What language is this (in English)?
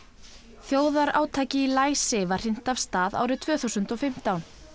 Icelandic